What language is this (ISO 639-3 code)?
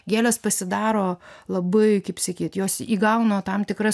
lit